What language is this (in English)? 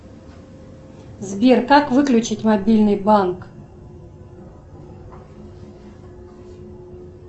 Russian